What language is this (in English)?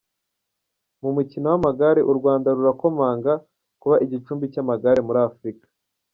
Kinyarwanda